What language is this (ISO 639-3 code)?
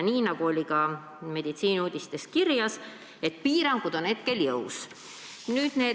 est